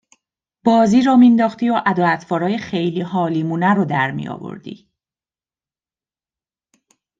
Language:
Persian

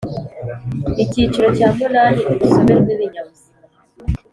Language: Kinyarwanda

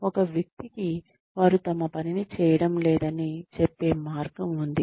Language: Telugu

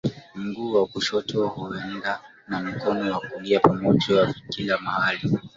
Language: Swahili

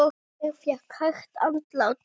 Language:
Icelandic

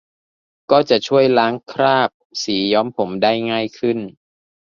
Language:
Thai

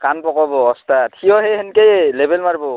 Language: Assamese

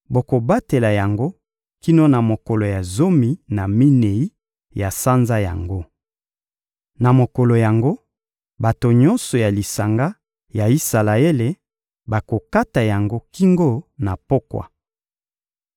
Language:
Lingala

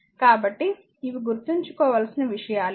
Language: Telugu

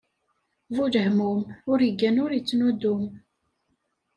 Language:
Kabyle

